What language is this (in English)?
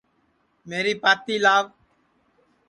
Sansi